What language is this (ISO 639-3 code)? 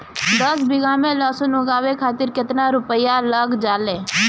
bho